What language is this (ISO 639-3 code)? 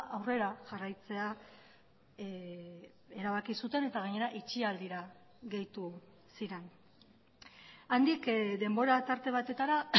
eus